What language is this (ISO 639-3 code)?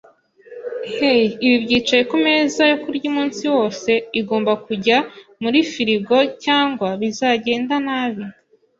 kin